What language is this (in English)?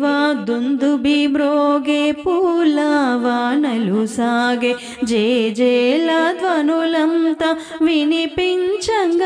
Telugu